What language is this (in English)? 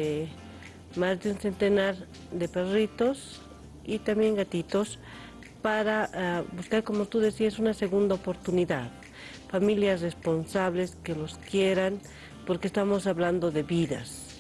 Spanish